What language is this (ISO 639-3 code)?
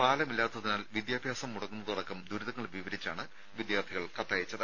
mal